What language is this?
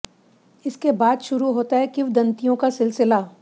Hindi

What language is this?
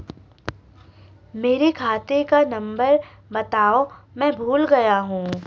Hindi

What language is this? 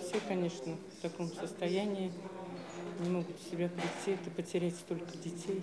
Russian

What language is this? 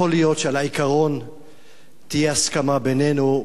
Hebrew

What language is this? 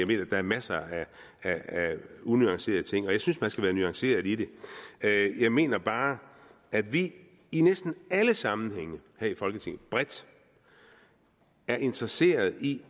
Danish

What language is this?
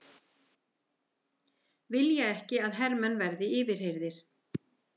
Icelandic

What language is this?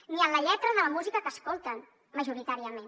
Catalan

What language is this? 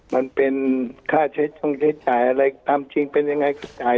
Thai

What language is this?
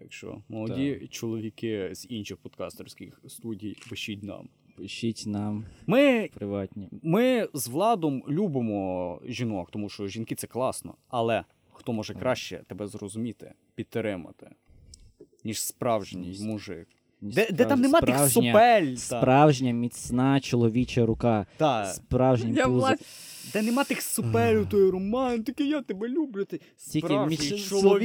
Ukrainian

